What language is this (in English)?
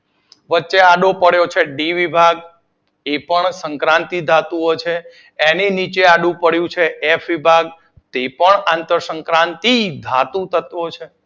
Gujarati